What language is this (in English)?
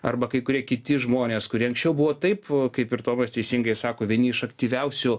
Lithuanian